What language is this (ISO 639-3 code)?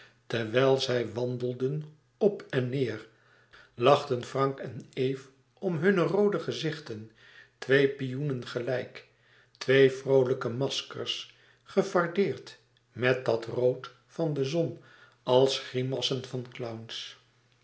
nld